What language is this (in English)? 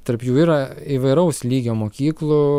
Lithuanian